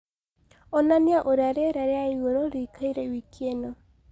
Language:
Kikuyu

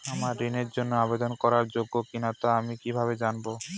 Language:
Bangla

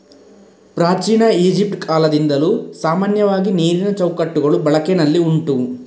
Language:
Kannada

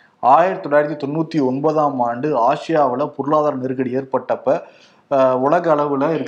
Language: Tamil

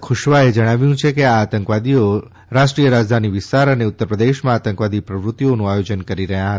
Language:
Gujarati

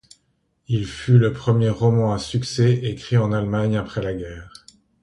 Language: French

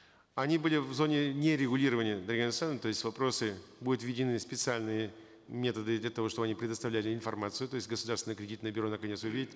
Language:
Kazakh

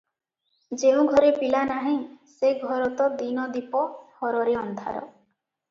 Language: Odia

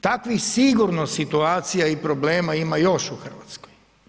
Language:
Croatian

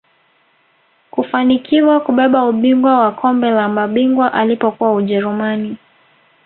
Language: Swahili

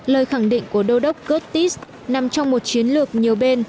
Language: Vietnamese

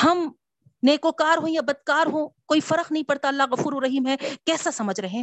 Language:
Urdu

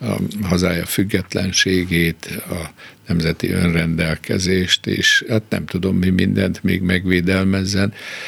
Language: Hungarian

